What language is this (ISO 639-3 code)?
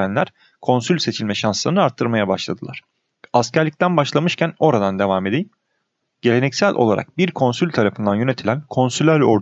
tur